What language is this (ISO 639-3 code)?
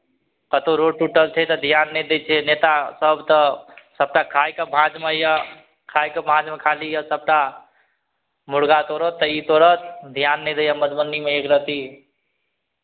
mai